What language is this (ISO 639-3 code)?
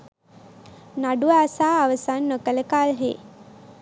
sin